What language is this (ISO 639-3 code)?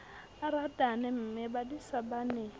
sot